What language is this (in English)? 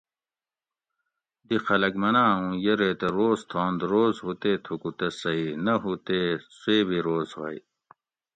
Gawri